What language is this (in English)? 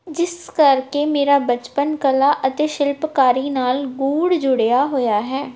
Punjabi